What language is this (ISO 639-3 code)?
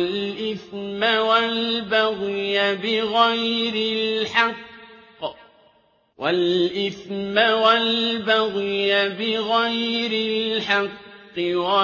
ara